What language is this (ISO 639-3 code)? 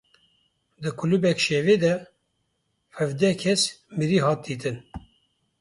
kur